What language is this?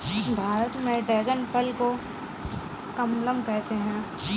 Hindi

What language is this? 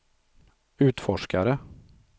Swedish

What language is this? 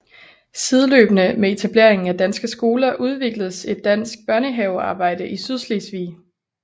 Danish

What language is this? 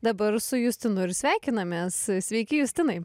Lithuanian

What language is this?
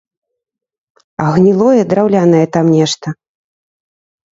Belarusian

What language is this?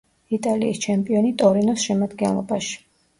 Georgian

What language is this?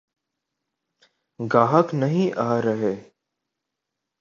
Urdu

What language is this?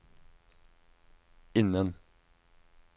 Norwegian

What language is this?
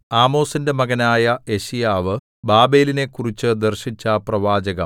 Malayalam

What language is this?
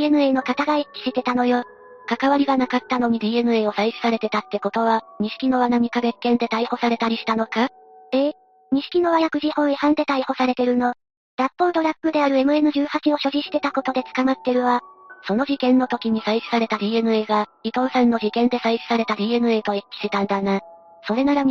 Japanese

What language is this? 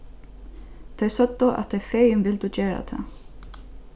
Faroese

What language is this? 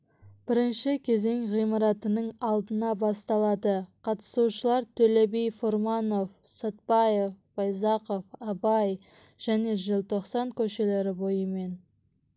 Kazakh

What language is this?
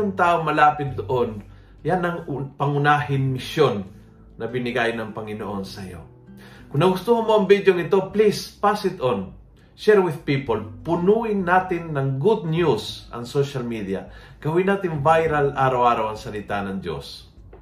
Filipino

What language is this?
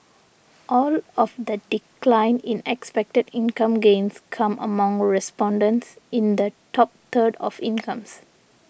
English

